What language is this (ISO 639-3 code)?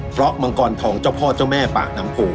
tha